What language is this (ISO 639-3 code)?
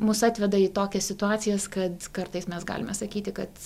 lit